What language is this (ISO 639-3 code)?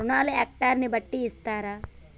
tel